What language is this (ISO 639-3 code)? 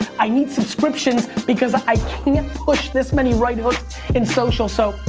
eng